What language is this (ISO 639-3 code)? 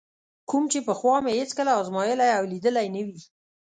pus